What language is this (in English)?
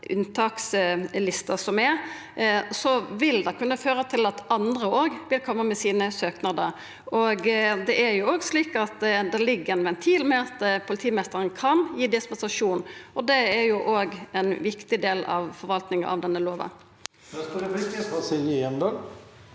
Norwegian